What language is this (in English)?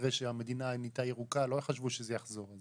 Hebrew